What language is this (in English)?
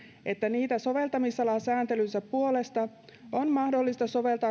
Finnish